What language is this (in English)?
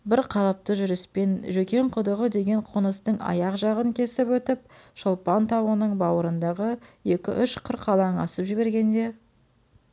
Kazakh